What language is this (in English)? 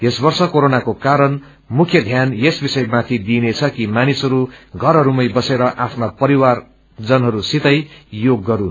Nepali